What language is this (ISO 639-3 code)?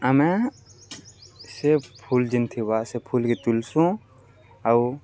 ori